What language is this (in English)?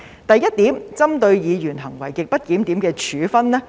Cantonese